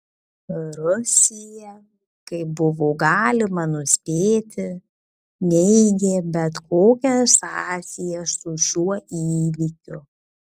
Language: Lithuanian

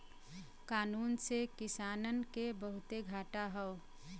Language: Bhojpuri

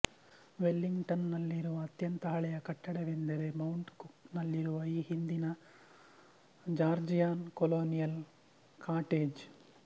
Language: Kannada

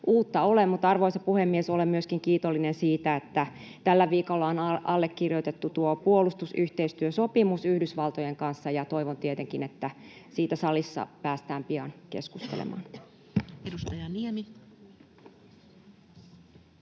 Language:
Finnish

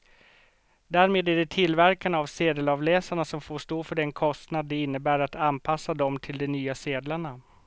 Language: Swedish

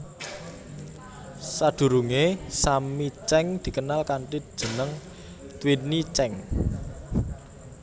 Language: Javanese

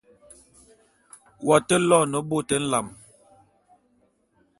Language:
Bulu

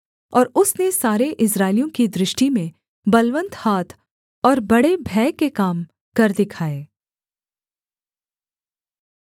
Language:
Hindi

